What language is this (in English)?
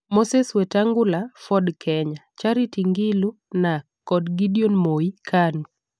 Luo (Kenya and Tanzania)